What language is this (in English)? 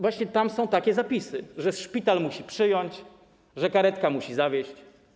Polish